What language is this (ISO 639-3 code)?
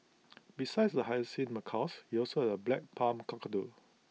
eng